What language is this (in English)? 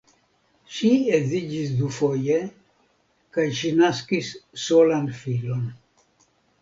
Esperanto